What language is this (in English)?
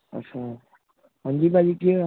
Punjabi